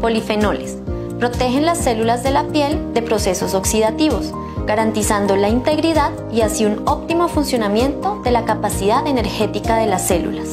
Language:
Spanish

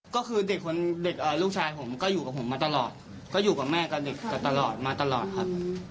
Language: Thai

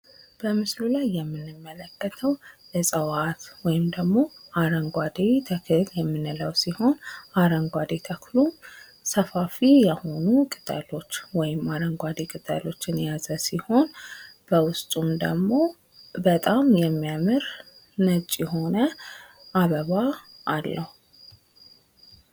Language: Amharic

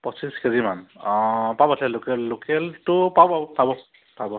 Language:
Assamese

